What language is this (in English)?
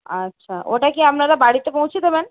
Bangla